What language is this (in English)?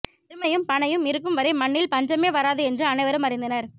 Tamil